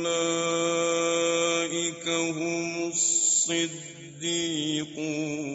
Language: Arabic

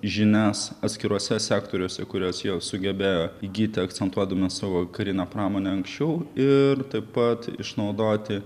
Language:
Lithuanian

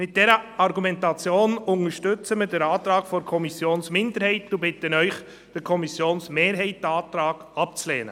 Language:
Swiss German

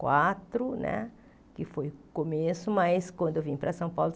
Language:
Portuguese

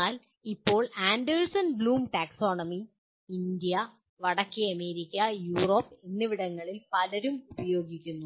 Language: Malayalam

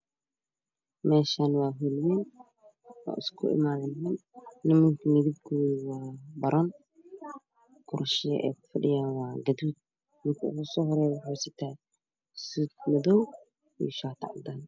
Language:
Somali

